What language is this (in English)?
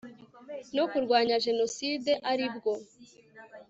Kinyarwanda